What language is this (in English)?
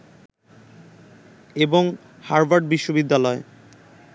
Bangla